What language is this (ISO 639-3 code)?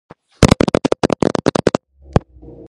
kat